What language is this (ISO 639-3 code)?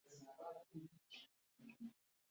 kin